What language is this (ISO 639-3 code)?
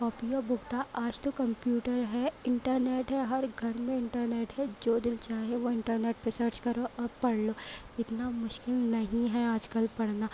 urd